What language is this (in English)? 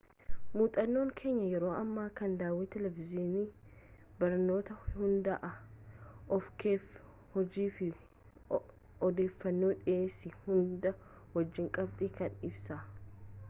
Oromo